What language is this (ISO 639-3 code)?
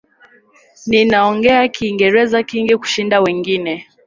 swa